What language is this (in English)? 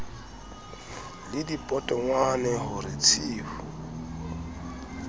Southern Sotho